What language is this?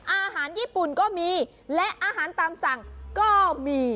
Thai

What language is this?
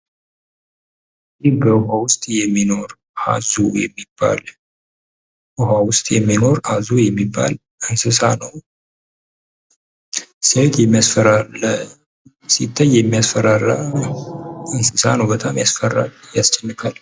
Amharic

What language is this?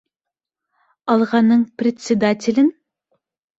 Bashkir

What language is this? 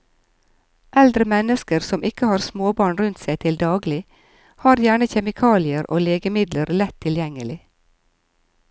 Norwegian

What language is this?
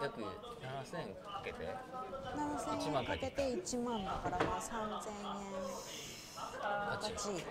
Japanese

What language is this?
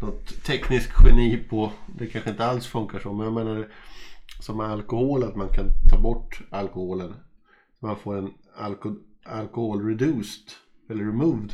Swedish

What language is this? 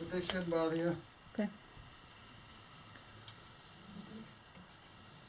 English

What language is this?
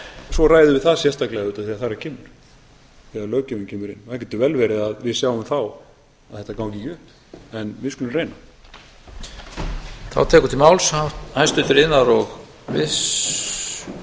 Icelandic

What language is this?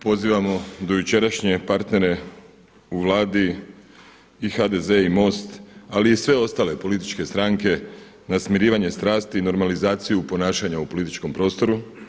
Croatian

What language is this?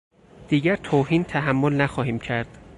Persian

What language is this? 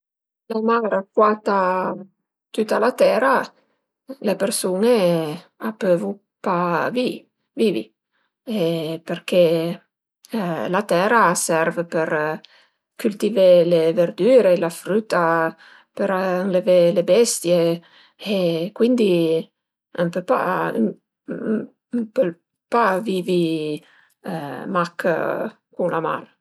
Piedmontese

